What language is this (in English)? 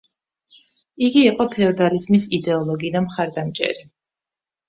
Georgian